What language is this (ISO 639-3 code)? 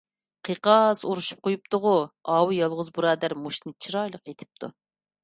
uig